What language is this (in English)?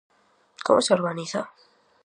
Galician